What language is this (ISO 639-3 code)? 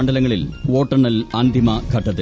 mal